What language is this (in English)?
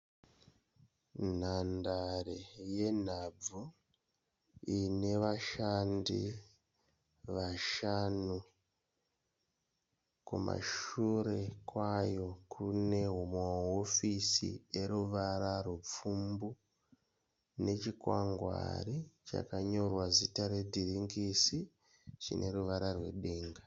Shona